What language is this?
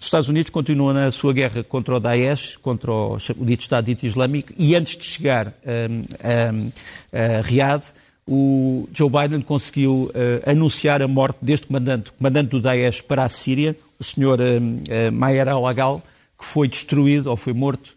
Portuguese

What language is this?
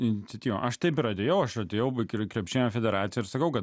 Lithuanian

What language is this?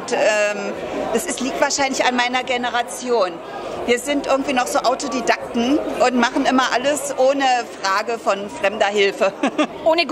German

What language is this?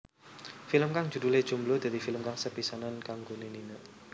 Javanese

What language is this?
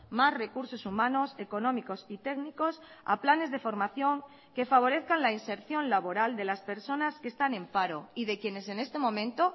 Spanish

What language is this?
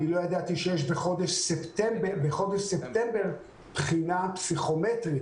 Hebrew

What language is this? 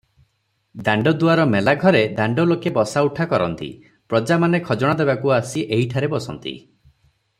Odia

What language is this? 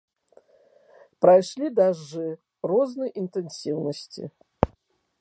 Belarusian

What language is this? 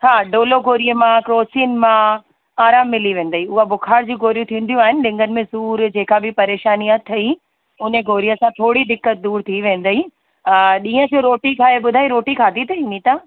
Sindhi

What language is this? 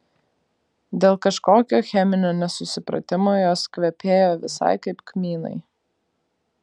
Lithuanian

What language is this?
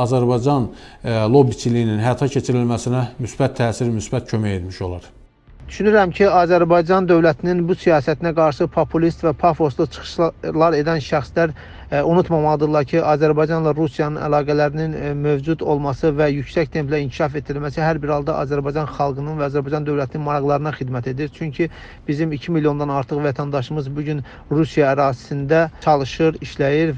Turkish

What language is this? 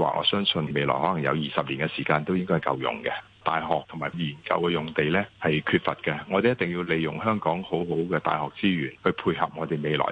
Chinese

